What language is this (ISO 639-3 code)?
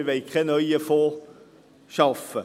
gsw